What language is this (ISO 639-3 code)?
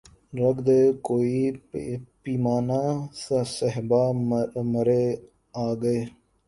urd